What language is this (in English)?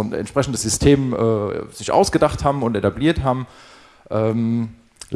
German